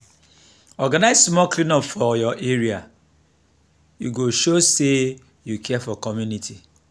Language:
Nigerian Pidgin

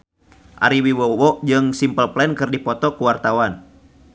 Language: Sundanese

